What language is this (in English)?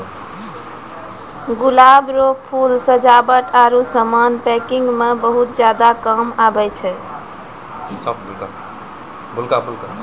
Maithili